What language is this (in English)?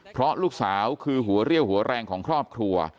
Thai